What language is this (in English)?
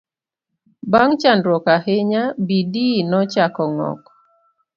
Luo (Kenya and Tanzania)